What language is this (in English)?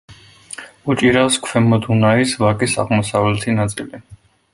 Georgian